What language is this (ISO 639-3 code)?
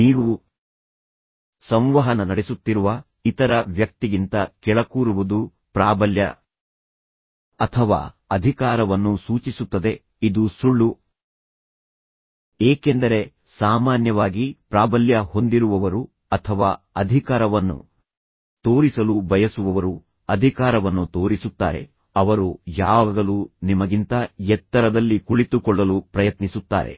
kan